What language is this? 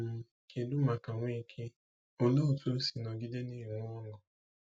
Igbo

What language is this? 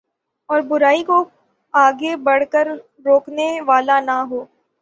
Urdu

